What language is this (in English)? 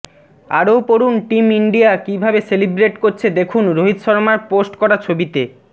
Bangla